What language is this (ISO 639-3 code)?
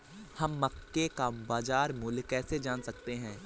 hin